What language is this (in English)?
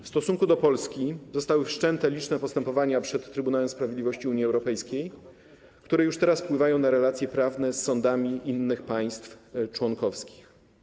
Polish